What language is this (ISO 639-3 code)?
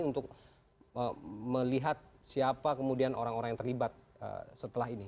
ind